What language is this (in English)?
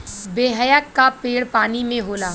Bhojpuri